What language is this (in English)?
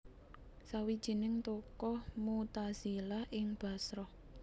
Javanese